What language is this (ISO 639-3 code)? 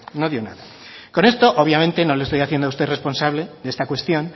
spa